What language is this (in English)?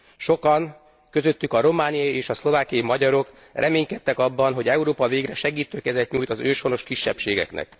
Hungarian